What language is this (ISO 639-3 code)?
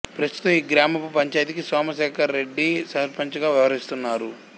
tel